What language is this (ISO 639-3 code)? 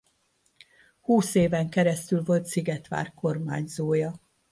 hun